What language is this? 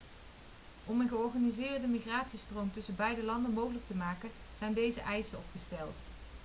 Dutch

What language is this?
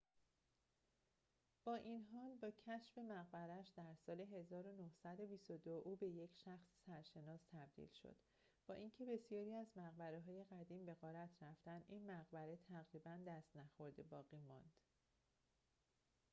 Persian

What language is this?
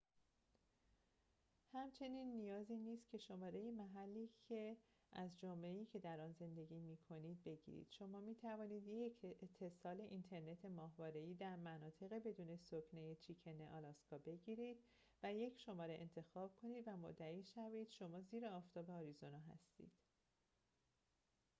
Persian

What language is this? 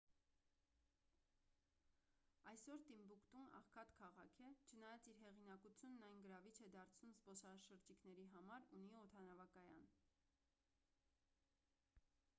Armenian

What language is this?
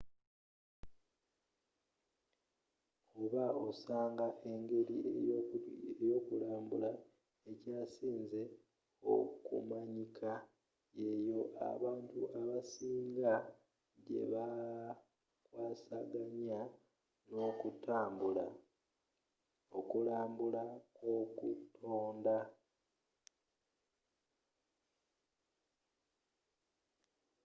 Ganda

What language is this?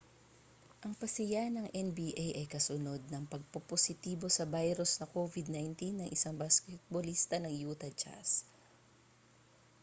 Filipino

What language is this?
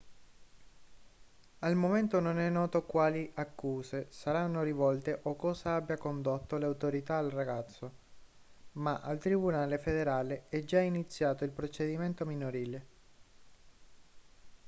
Italian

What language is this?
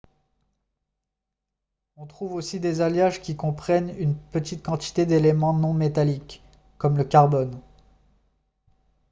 French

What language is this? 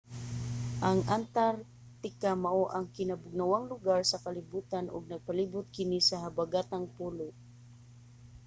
Cebuano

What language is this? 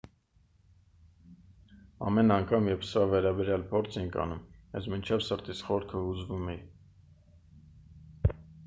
Armenian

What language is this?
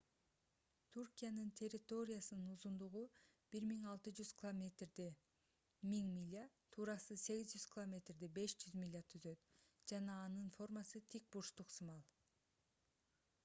Kyrgyz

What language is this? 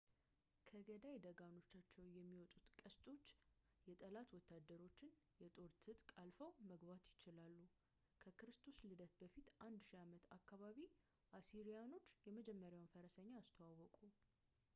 Amharic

